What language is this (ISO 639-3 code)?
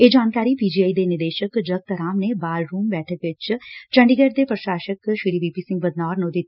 pan